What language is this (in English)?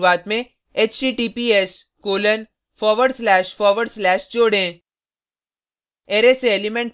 Hindi